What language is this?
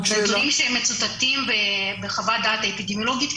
Hebrew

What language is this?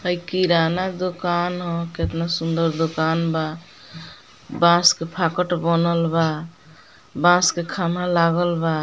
Bhojpuri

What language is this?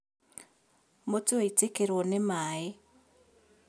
Kikuyu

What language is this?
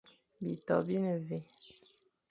Fang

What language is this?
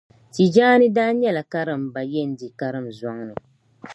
Dagbani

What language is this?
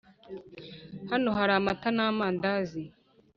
Kinyarwanda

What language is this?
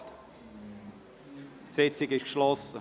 Swiss German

